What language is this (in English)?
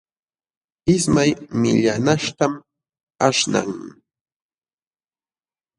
Jauja Wanca Quechua